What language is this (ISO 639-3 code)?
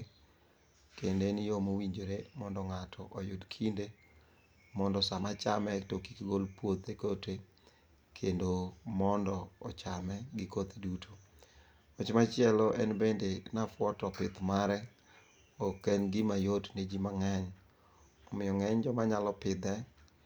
luo